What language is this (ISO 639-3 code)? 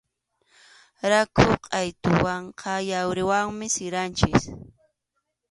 qxu